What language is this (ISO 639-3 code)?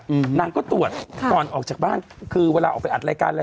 tha